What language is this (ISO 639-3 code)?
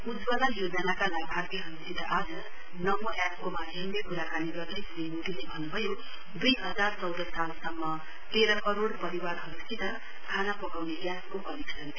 nep